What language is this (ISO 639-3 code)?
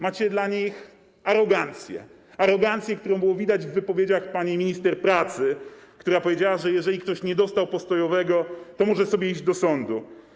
pol